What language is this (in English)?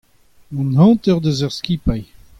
Breton